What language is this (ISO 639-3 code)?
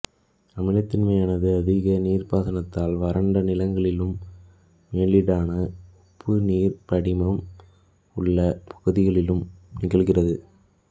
tam